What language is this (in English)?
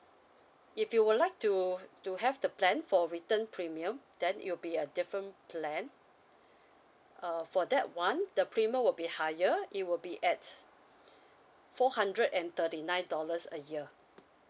English